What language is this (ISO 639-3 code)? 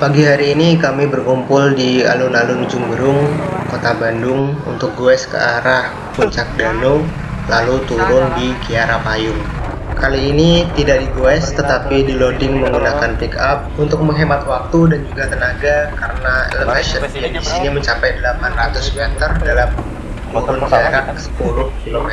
ind